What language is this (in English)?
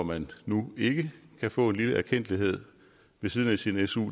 Danish